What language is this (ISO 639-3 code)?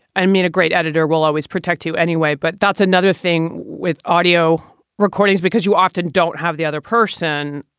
eng